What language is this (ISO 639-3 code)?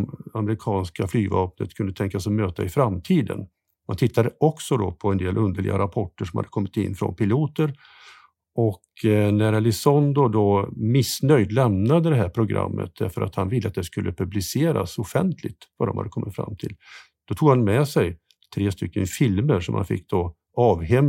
swe